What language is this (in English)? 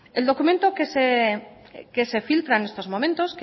Spanish